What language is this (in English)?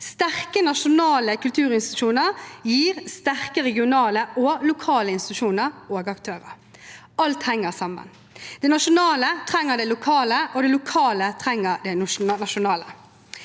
Norwegian